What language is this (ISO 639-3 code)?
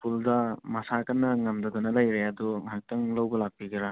mni